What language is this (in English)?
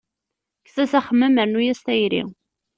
Kabyle